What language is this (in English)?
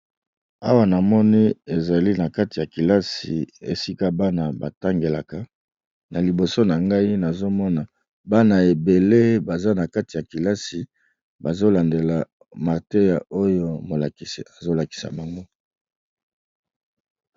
Lingala